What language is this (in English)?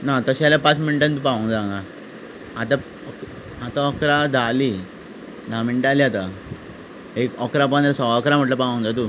Konkani